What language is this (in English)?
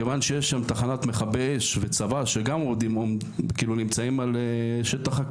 Hebrew